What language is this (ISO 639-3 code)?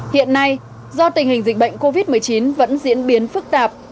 vie